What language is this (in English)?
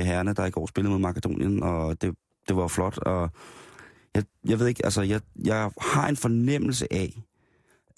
Danish